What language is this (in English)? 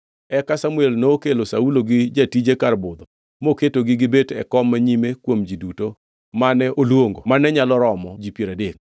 Luo (Kenya and Tanzania)